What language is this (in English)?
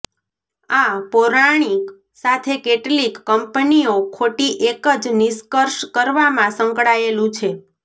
Gujarati